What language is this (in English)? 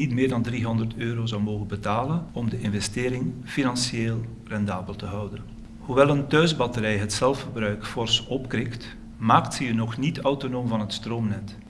Dutch